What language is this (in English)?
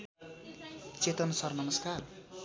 Nepali